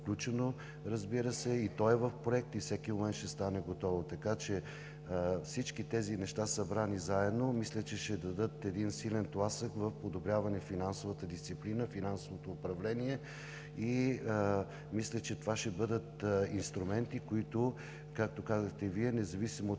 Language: Bulgarian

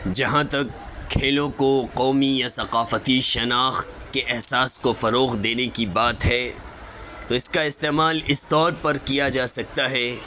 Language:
Urdu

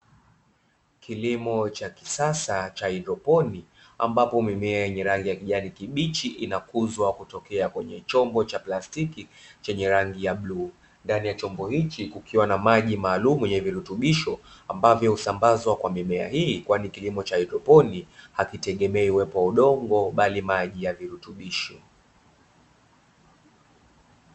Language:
Swahili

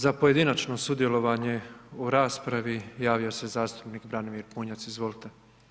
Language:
Croatian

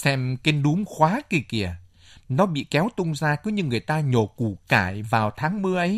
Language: Vietnamese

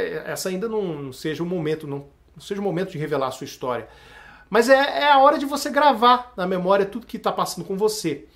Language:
Portuguese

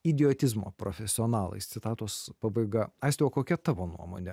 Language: Lithuanian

